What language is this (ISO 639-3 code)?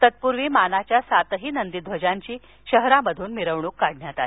mar